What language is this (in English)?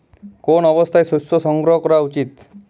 Bangla